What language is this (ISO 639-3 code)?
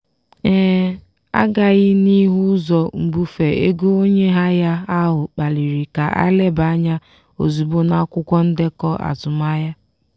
ibo